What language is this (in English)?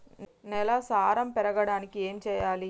Telugu